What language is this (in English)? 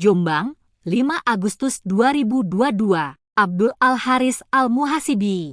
Indonesian